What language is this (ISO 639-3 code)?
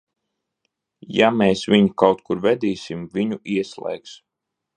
lav